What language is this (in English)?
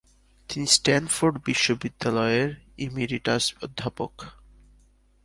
Bangla